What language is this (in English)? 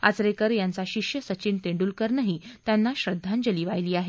Marathi